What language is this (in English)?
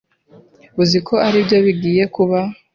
Kinyarwanda